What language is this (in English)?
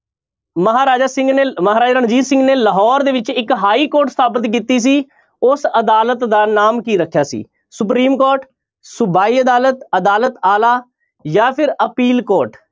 Punjabi